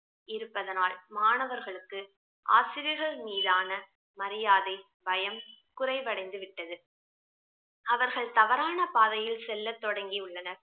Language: Tamil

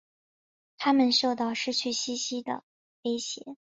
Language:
Chinese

